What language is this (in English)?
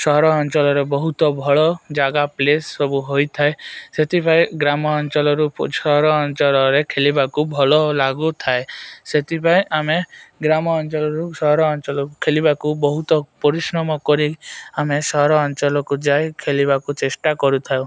Odia